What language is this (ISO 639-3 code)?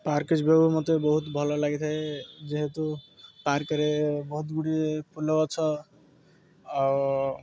ori